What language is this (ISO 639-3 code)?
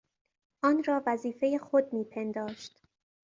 fas